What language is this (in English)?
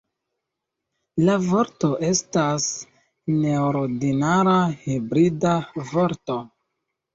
Esperanto